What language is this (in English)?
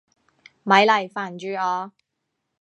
Cantonese